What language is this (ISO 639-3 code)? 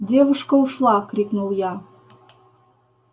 rus